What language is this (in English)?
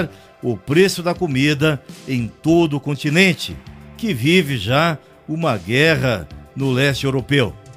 Portuguese